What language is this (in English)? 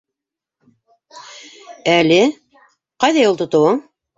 Bashkir